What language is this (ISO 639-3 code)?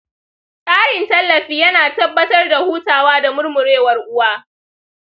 hau